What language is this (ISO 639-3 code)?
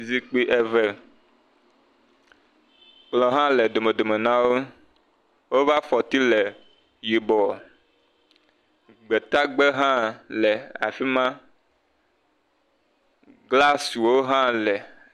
ewe